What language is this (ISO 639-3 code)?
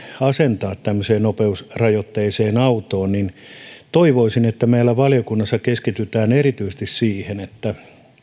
fin